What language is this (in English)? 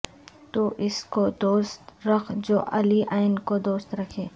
Urdu